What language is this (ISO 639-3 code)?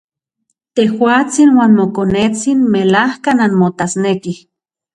ncx